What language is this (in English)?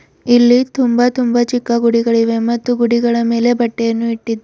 Kannada